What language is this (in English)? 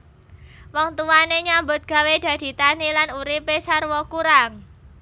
Javanese